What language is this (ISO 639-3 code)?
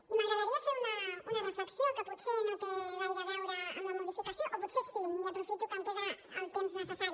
cat